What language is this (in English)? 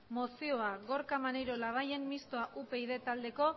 Basque